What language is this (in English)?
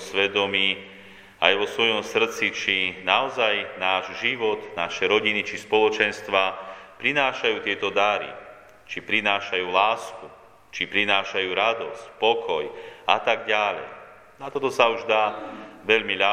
Slovak